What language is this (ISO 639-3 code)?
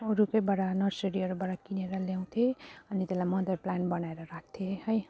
nep